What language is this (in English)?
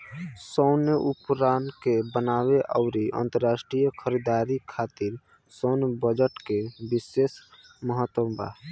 Bhojpuri